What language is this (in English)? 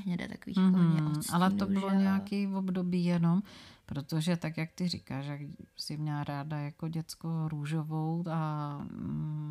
Czech